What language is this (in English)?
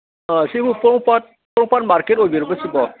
Manipuri